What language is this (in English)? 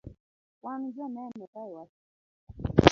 Luo (Kenya and Tanzania)